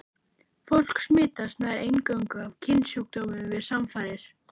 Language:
Icelandic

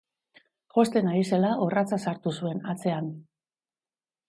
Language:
Basque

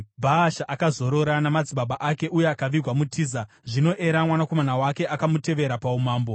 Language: Shona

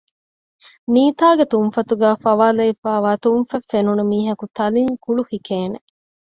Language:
Divehi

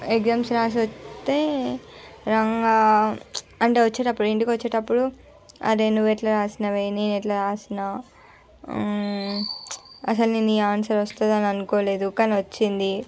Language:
Telugu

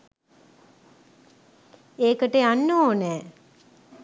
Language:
Sinhala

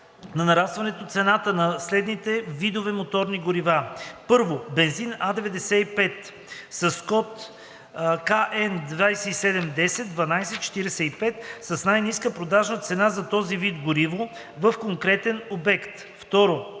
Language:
Bulgarian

